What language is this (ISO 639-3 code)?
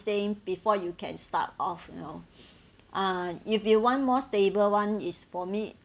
eng